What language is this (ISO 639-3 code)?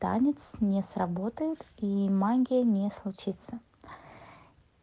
rus